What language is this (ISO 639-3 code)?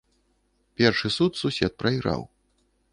bel